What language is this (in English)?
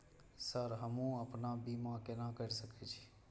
Maithili